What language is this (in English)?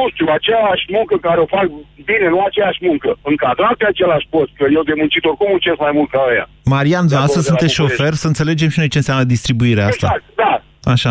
Romanian